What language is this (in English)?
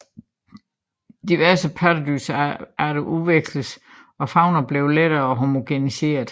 Danish